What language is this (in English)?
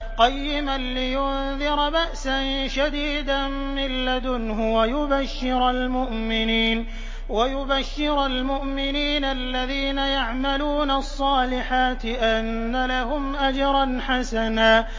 Arabic